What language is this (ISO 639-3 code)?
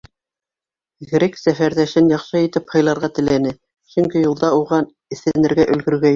bak